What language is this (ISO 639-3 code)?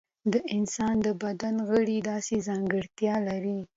pus